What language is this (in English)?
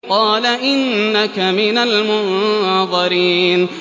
Arabic